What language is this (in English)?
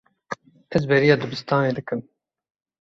Kurdish